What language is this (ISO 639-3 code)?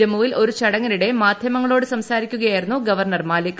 mal